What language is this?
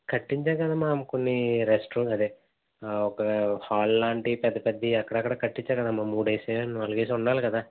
Telugu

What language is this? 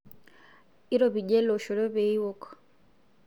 Masai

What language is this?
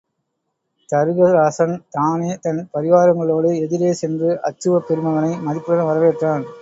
Tamil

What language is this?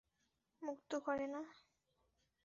Bangla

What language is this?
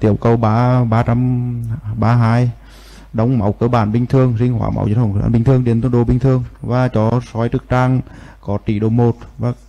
Vietnamese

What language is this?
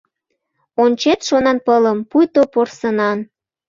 Mari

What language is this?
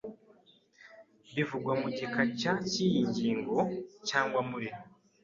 Kinyarwanda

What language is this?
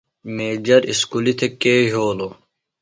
Phalura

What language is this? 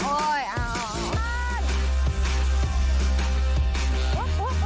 Thai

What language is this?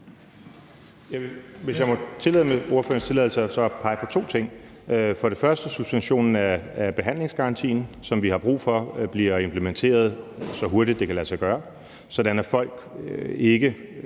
Danish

